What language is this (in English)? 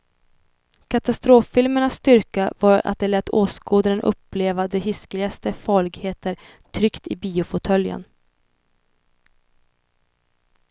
Swedish